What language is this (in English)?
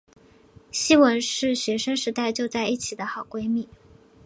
Chinese